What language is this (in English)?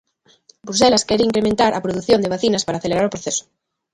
Galician